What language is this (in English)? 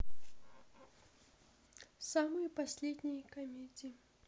Russian